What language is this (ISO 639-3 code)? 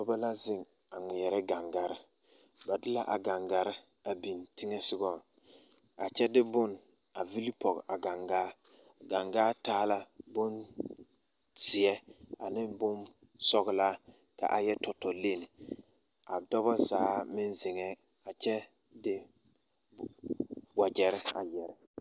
dga